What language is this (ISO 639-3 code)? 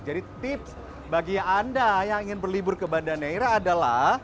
ind